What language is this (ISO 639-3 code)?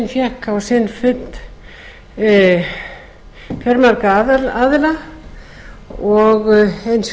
isl